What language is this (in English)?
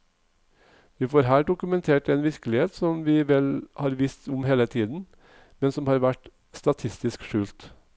Norwegian